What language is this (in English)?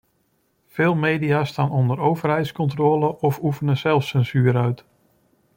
Dutch